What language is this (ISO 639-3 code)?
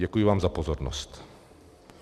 ces